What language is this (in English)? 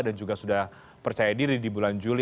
Indonesian